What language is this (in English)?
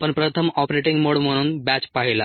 Marathi